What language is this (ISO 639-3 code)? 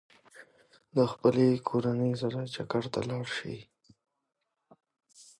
pus